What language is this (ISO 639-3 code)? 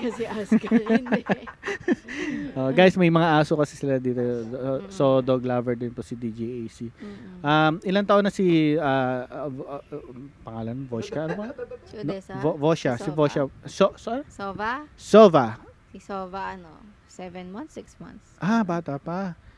fil